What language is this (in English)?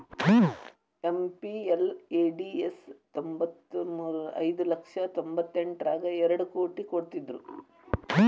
Kannada